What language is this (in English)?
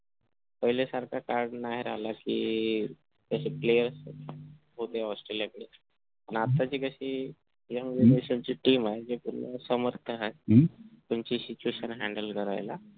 Marathi